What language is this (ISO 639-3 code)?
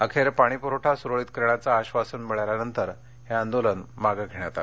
mar